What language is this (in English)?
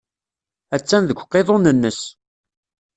Kabyle